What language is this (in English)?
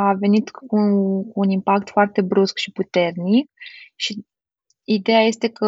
Romanian